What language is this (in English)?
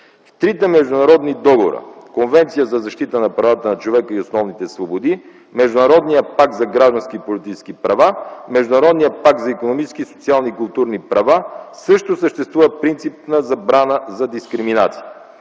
Bulgarian